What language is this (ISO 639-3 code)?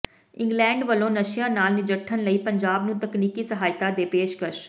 pan